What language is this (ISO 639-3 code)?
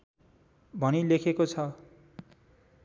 nep